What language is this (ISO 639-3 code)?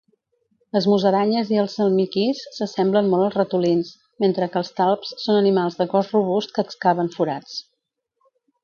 cat